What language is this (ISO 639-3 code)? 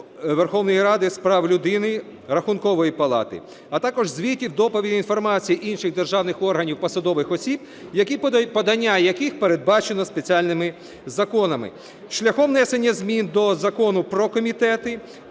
ukr